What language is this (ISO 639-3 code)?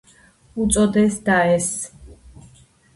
kat